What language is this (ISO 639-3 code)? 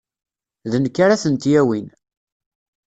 kab